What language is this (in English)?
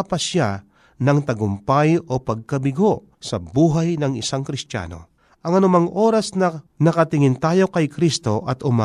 Filipino